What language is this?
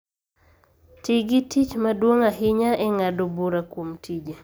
Luo (Kenya and Tanzania)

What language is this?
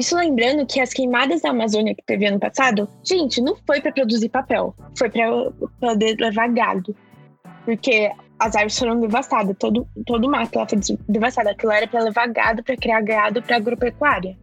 Portuguese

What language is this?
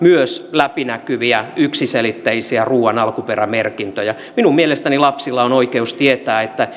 Finnish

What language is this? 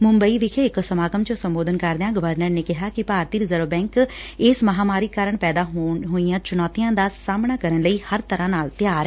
Punjabi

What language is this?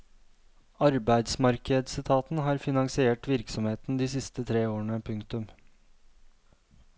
Norwegian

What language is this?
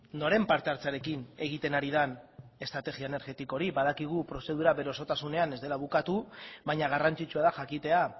Basque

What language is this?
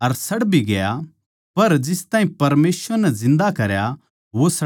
Haryanvi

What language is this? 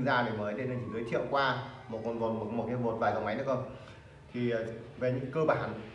Vietnamese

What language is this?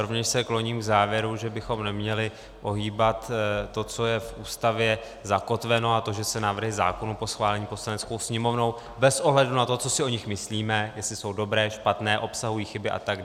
Czech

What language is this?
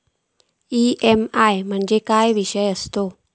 Marathi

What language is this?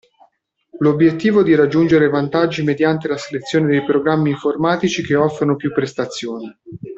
Italian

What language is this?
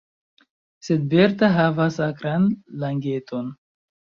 Esperanto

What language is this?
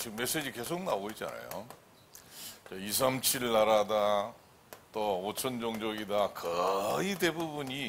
Korean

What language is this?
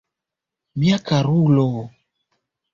Esperanto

